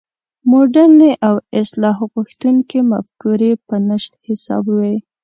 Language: Pashto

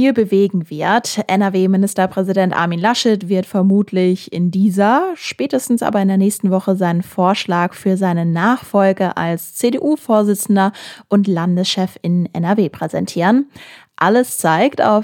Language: German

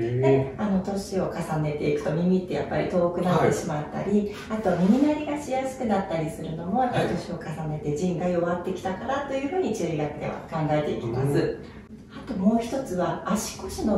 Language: Japanese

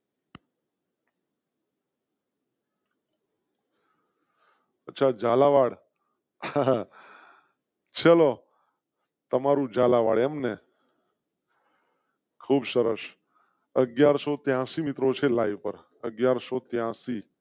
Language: Gujarati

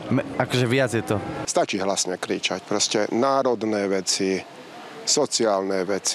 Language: Slovak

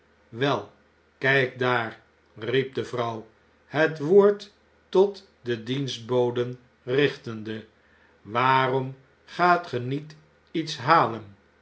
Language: Dutch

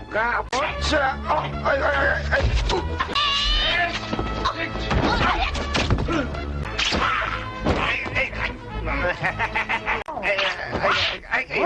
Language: Korean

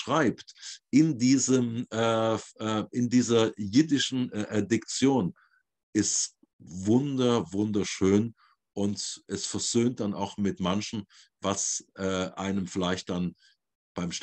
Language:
German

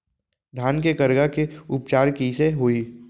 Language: Chhattisgarhi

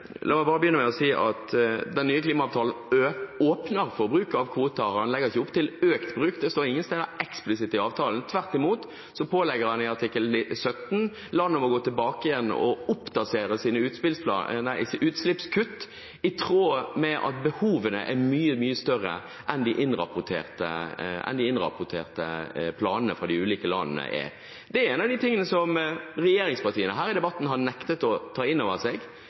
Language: Norwegian Bokmål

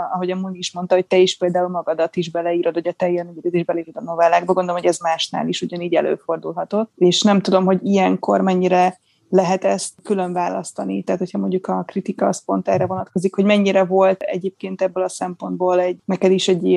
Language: Hungarian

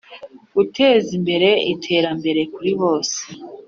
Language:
Kinyarwanda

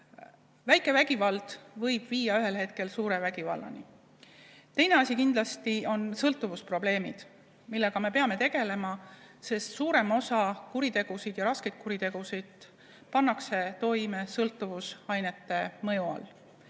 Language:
Estonian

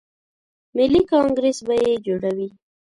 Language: Pashto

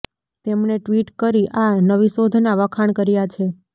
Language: Gujarati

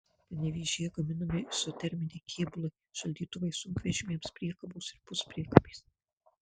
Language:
Lithuanian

